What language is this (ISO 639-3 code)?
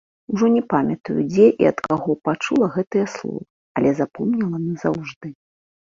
bel